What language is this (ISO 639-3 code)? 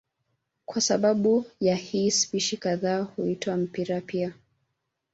swa